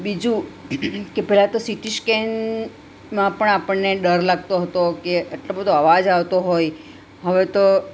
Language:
Gujarati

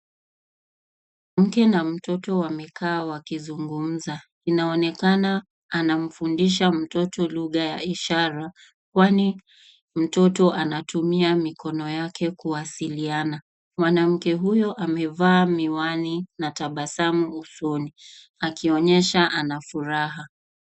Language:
Swahili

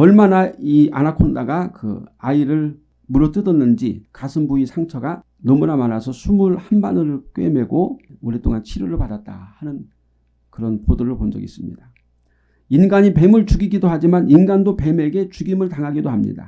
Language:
Korean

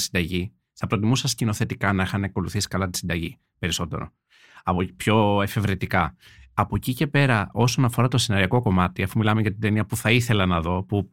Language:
Greek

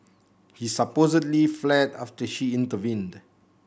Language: English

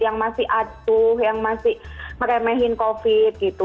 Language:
Indonesian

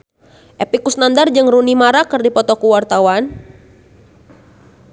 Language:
Sundanese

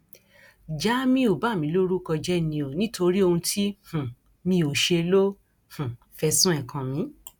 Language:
Yoruba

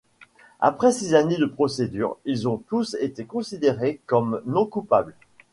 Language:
French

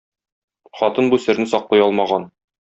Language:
Tatar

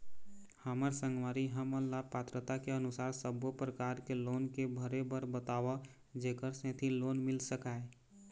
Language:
Chhattisgarhi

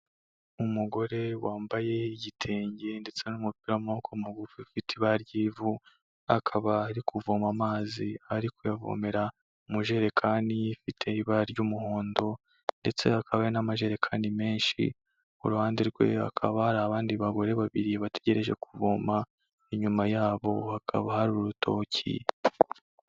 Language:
Kinyarwanda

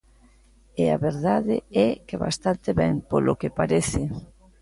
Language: Galician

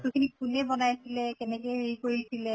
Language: Assamese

